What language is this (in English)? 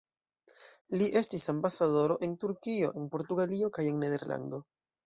Esperanto